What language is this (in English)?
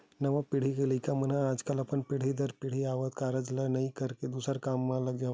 Chhattisgarhi